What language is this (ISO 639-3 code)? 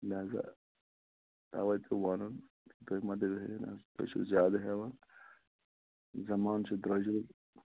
kas